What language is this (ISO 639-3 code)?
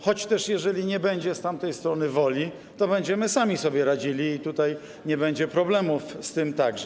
pol